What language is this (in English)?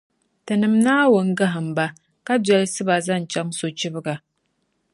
Dagbani